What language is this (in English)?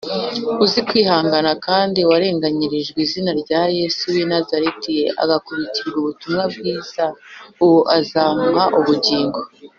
Kinyarwanda